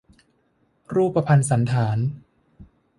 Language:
Thai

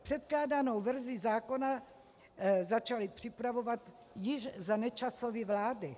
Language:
Czech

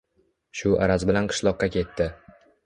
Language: Uzbek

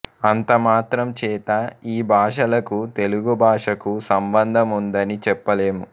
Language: Telugu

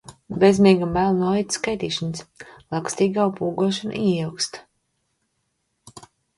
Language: Latvian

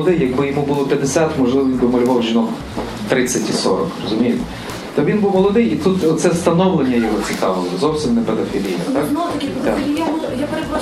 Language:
Ukrainian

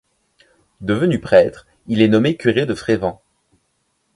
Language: French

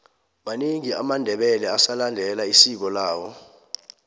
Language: South Ndebele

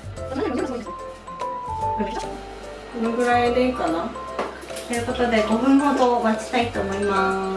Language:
Japanese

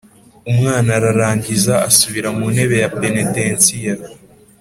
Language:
Kinyarwanda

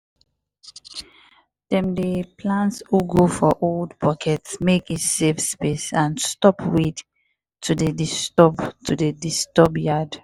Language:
Nigerian Pidgin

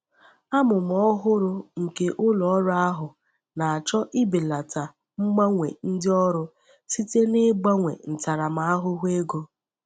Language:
Igbo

